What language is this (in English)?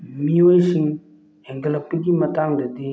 Manipuri